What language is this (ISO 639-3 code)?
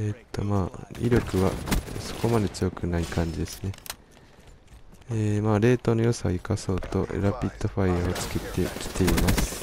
jpn